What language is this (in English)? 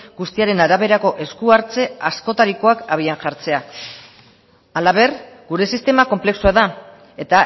Basque